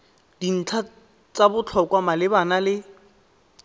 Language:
Tswana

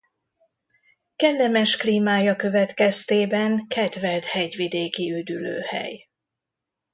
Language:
Hungarian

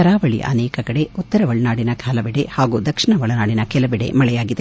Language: Kannada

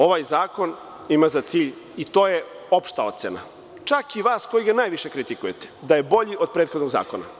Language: Serbian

